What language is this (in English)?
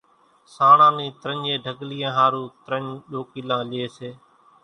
Kachi Koli